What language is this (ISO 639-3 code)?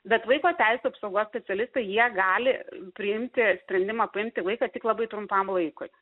lit